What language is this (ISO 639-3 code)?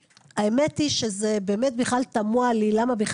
heb